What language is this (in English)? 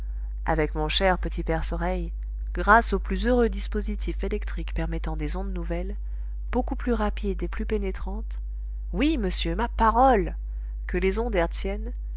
French